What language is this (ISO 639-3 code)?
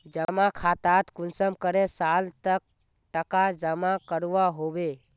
mag